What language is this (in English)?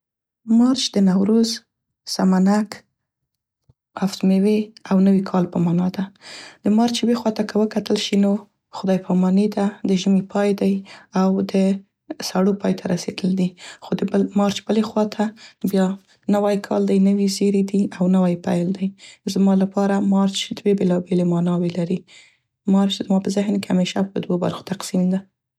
Central Pashto